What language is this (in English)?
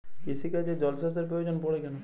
Bangla